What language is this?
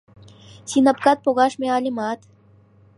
Mari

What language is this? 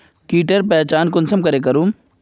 Magahi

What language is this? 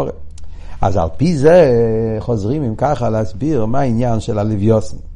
Hebrew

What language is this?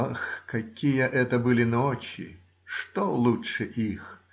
Russian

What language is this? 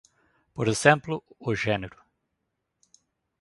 Galician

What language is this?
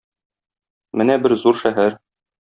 Tatar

